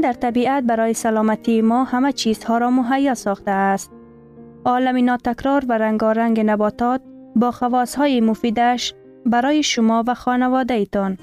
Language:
Persian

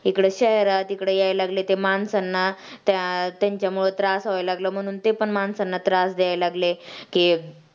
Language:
Marathi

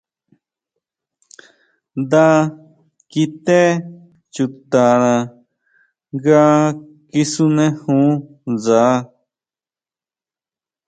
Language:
Huautla Mazatec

